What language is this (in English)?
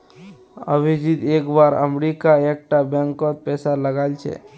Magahi